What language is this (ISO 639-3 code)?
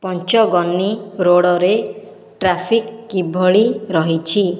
ori